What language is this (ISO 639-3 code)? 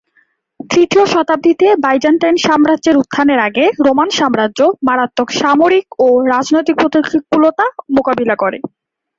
ben